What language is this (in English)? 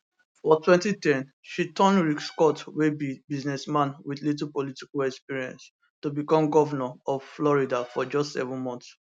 Nigerian Pidgin